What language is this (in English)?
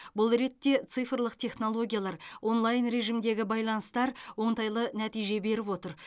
Kazakh